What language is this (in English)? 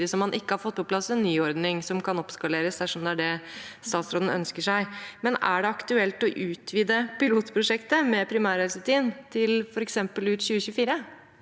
Norwegian